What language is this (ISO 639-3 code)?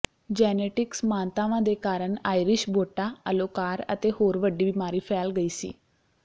pan